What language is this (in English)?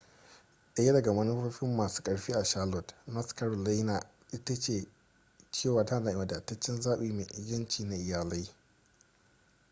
Hausa